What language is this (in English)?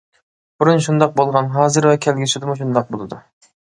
Uyghur